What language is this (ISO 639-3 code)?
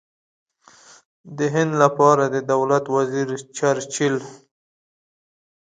pus